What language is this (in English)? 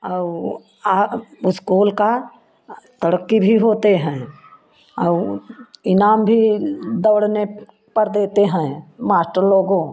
Hindi